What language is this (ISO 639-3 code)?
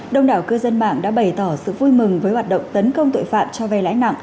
vie